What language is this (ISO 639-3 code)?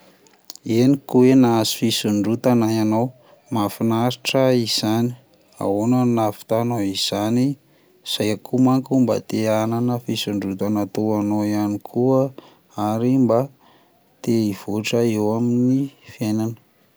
mlg